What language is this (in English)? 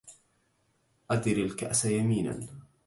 Arabic